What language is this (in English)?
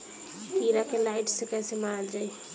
Bhojpuri